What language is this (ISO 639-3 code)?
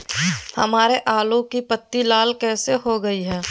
mag